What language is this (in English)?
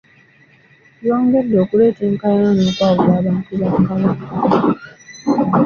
Ganda